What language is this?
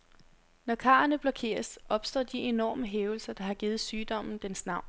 Danish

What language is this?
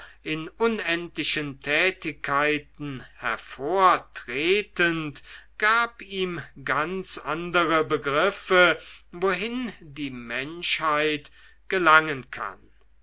German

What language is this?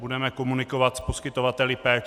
Czech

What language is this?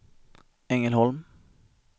Swedish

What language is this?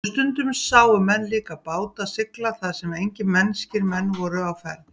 Icelandic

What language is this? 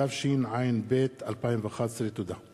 Hebrew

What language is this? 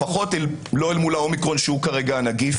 Hebrew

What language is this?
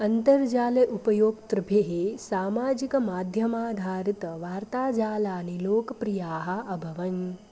Sanskrit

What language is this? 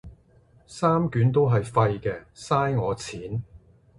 Cantonese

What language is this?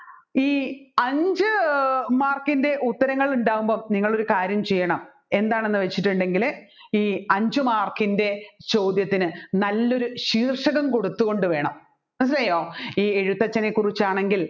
Malayalam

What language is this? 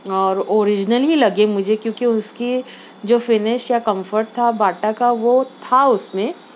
Urdu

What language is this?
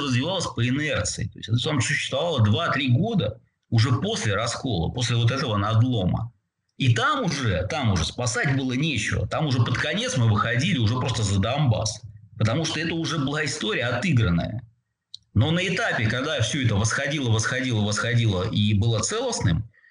Russian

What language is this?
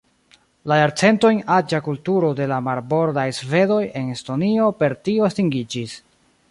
Esperanto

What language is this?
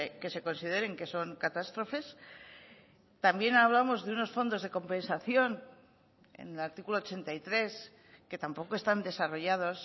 Spanish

